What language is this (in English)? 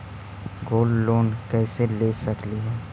Magahi